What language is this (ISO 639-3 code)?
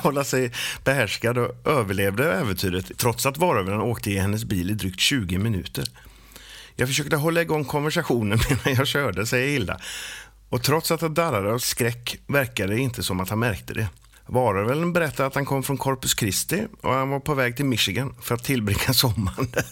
swe